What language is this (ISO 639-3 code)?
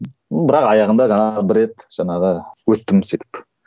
kaz